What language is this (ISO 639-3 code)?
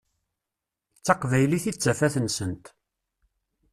kab